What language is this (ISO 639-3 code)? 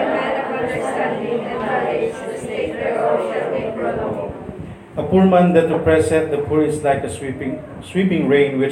fil